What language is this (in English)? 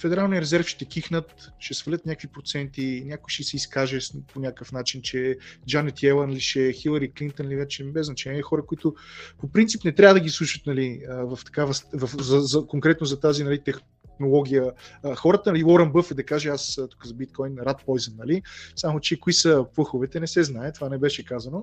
Bulgarian